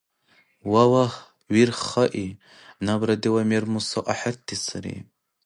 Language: Dargwa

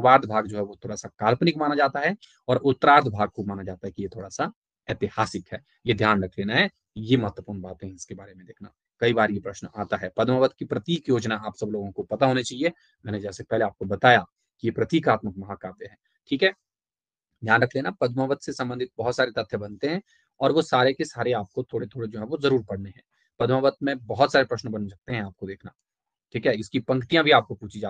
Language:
Hindi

